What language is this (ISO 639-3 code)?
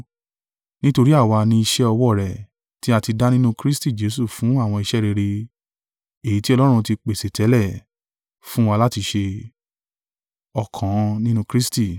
yor